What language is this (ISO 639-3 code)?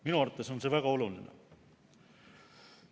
est